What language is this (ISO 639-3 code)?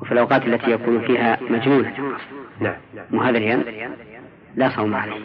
ara